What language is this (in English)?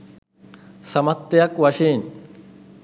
Sinhala